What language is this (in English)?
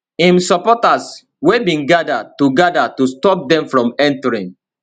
Nigerian Pidgin